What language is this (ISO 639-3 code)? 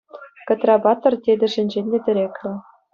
chv